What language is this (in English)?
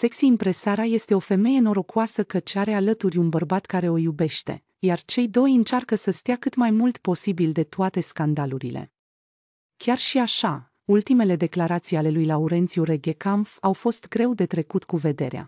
Romanian